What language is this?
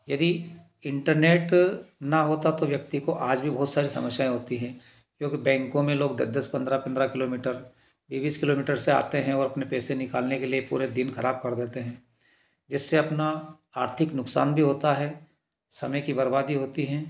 Hindi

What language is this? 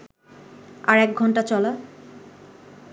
Bangla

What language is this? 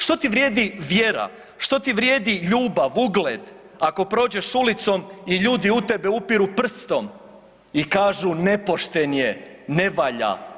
Croatian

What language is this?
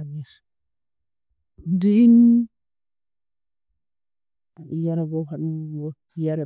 Tooro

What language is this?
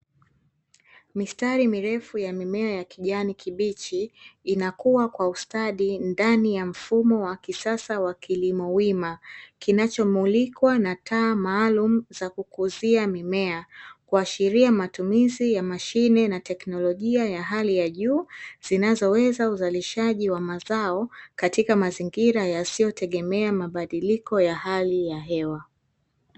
Swahili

